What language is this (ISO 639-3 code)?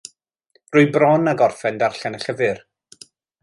cym